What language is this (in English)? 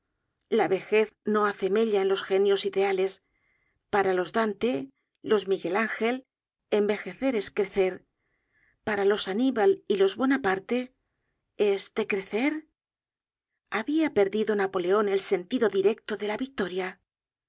Spanish